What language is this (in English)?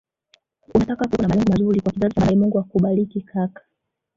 Swahili